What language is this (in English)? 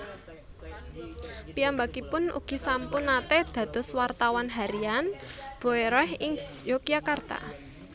Javanese